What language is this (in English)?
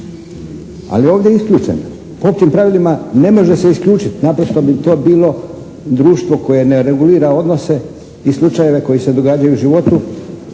Croatian